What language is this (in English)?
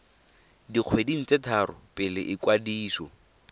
Tswana